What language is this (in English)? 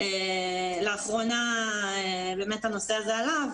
Hebrew